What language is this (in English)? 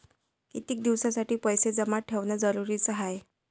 Marathi